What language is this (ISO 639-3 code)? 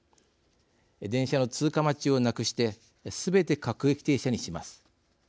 jpn